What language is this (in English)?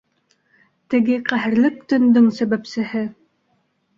Bashkir